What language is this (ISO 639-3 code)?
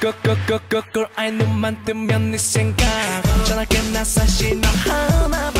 ron